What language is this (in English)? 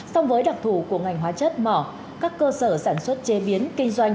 Vietnamese